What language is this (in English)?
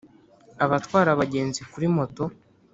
Kinyarwanda